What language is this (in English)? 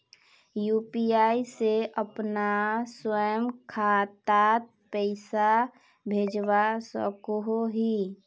Magahi